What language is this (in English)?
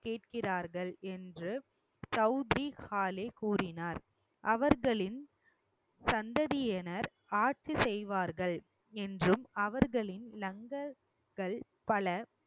Tamil